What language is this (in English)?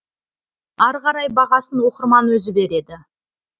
Kazakh